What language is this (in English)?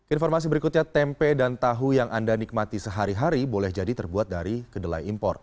Indonesian